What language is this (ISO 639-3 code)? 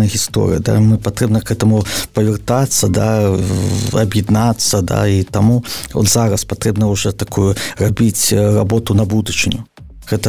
ukr